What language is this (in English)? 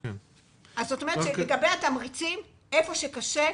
Hebrew